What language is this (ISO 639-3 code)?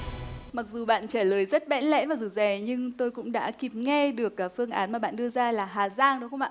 vie